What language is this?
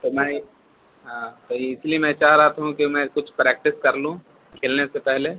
Urdu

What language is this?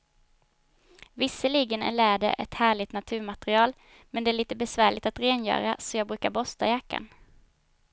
Swedish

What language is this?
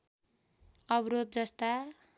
Nepali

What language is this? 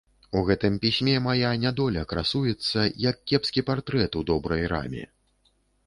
Belarusian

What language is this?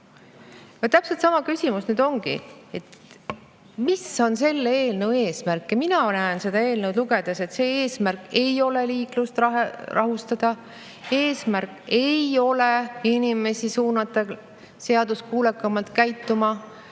Estonian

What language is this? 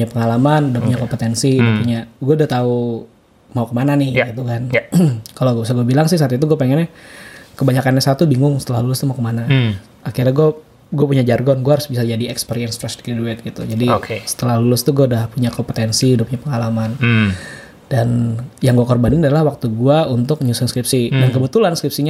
Indonesian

